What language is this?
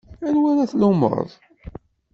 Kabyle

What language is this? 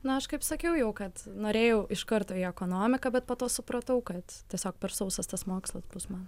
Lithuanian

